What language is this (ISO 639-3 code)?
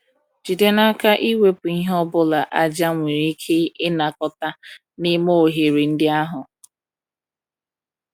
ibo